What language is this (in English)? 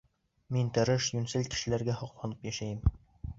Bashkir